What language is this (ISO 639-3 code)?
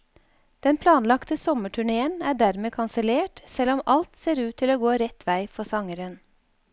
nor